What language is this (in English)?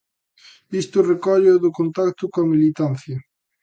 Galician